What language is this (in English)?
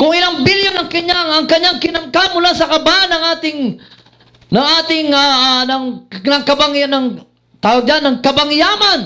Filipino